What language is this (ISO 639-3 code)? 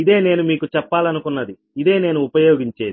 tel